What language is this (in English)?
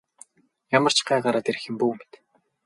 Mongolian